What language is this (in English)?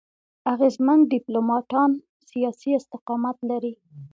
Pashto